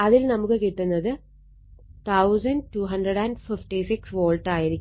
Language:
Malayalam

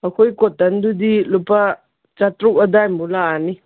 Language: Manipuri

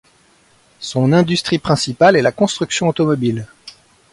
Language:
French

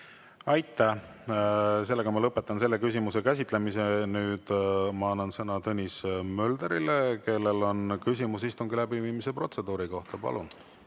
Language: Estonian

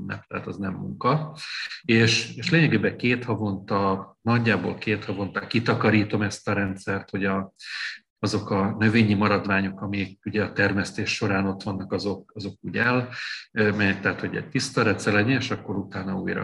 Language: Hungarian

